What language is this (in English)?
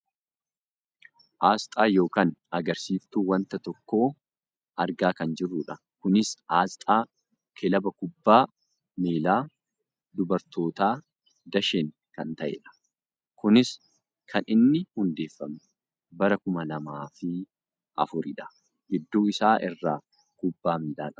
Oromo